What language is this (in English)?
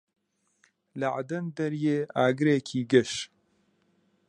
Central Kurdish